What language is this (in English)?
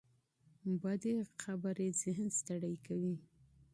Pashto